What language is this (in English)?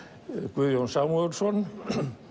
Icelandic